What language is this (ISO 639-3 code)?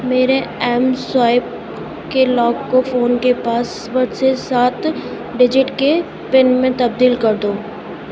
urd